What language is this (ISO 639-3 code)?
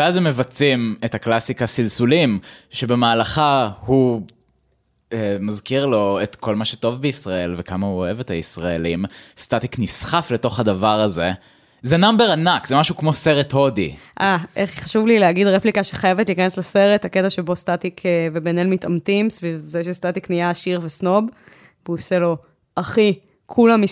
heb